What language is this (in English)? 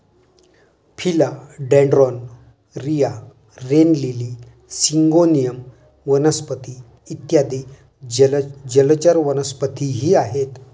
Marathi